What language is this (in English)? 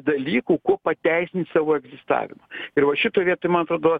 Lithuanian